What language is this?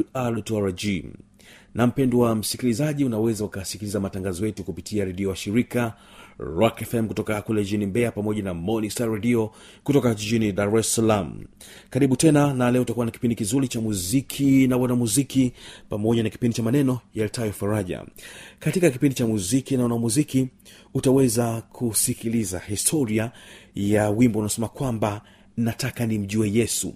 Swahili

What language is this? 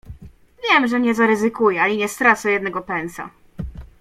Polish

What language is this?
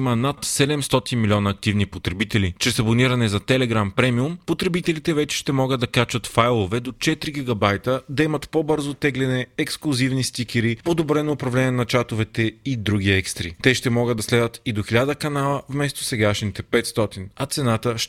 Bulgarian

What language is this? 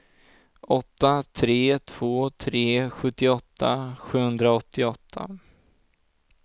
Swedish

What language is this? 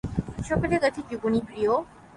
Bangla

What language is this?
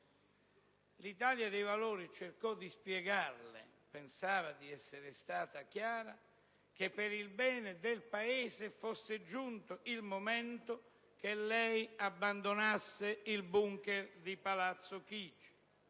Italian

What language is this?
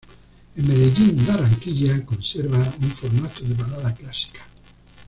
Spanish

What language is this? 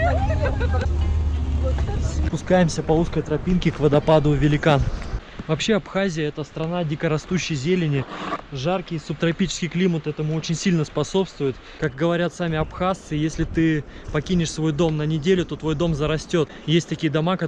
Russian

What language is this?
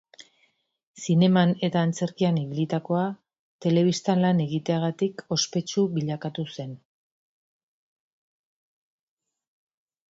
Basque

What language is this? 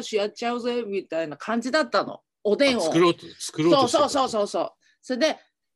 Japanese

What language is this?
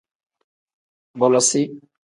Tem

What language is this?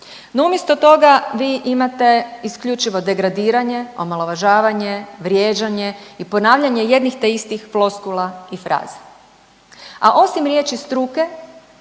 Croatian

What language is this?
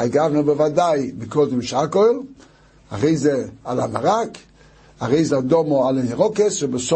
Hebrew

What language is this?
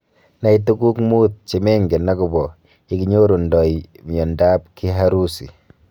Kalenjin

